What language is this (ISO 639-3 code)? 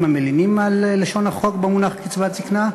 heb